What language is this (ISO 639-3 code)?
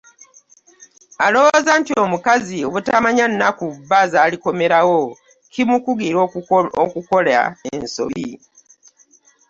lug